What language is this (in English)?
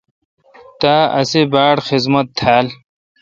Kalkoti